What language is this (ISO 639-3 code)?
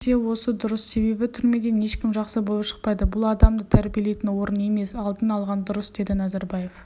kaz